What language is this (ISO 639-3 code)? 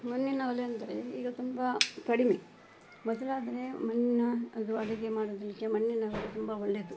kan